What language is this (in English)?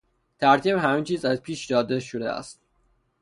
Persian